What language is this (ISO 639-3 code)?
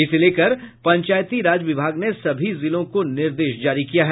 hin